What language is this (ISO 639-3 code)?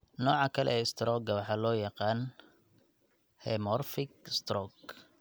som